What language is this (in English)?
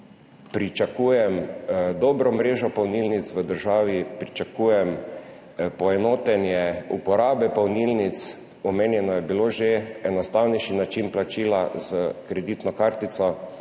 Slovenian